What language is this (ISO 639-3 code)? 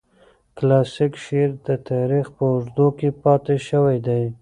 pus